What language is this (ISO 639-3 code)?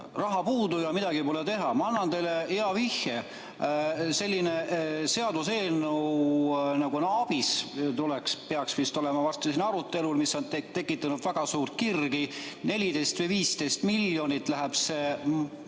est